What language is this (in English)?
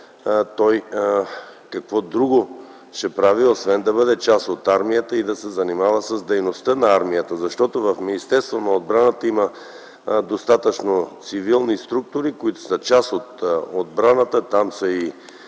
Bulgarian